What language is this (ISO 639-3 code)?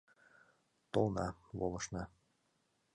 chm